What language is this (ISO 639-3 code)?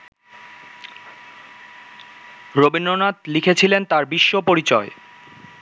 ben